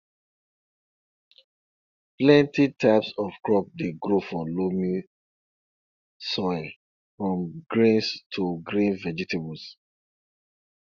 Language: Nigerian Pidgin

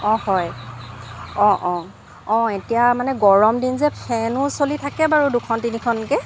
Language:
Assamese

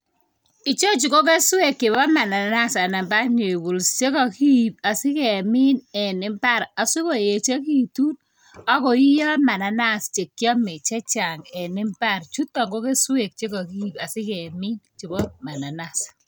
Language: Kalenjin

